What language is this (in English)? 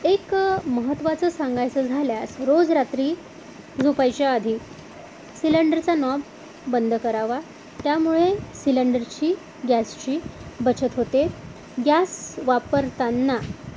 Marathi